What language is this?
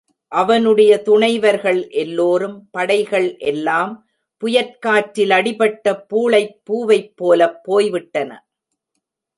Tamil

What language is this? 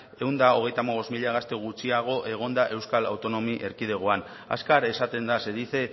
Basque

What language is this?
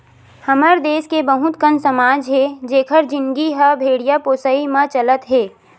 Chhattisgarhi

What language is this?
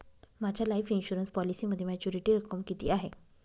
Marathi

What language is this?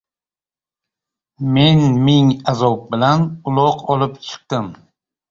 Uzbek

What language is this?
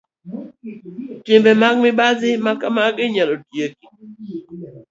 Luo (Kenya and Tanzania)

